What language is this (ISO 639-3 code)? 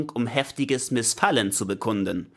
deu